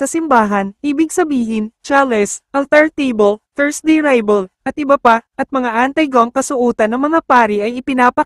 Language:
Filipino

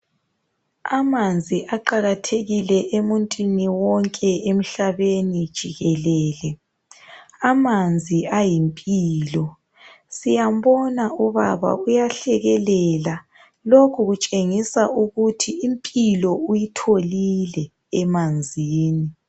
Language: North Ndebele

